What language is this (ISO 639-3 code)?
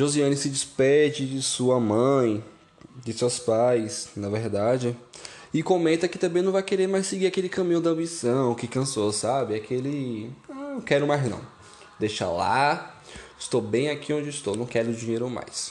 por